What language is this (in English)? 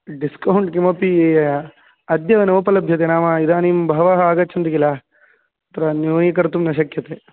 Sanskrit